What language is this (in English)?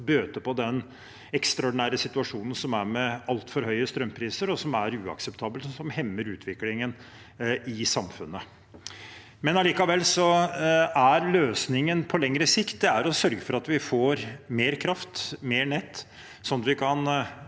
Norwegian